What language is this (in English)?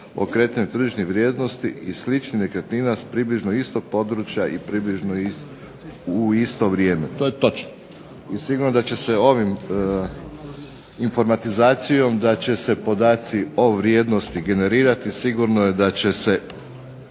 Croatian